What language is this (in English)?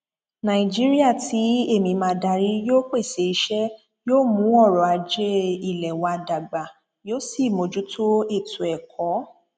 Yoruba